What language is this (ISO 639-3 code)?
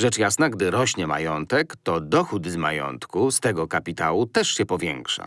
pol